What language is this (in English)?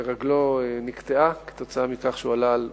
Hebrew